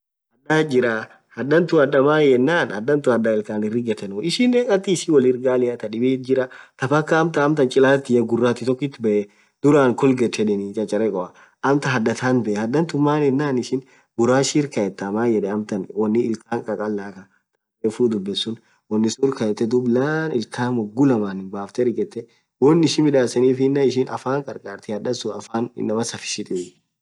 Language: Orma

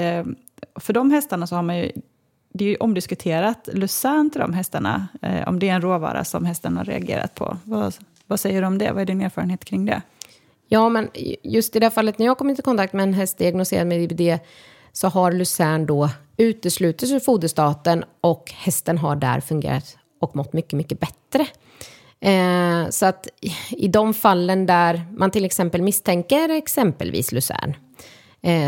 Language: Swedish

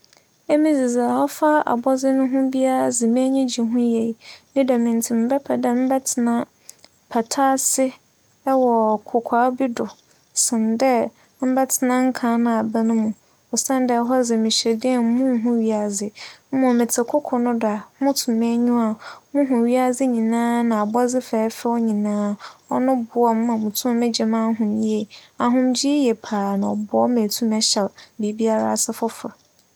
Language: Akan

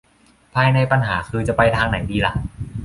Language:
Thai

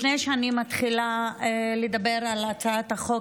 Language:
Hebrew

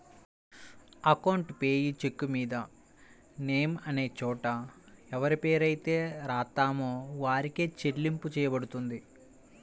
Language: Telugu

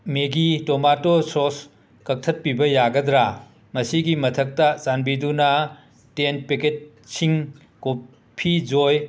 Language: Manipuri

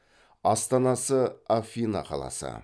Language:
Kazakh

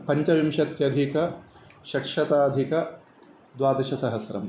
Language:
Sanskrit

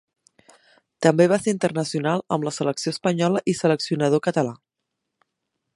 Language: Catalan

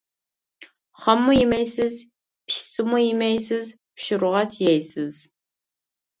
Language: Uyghur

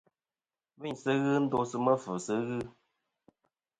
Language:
Kom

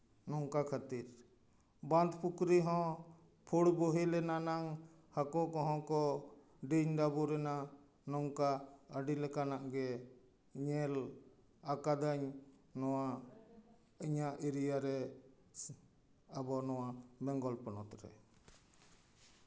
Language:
Santali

